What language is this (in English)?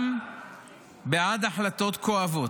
Hebrew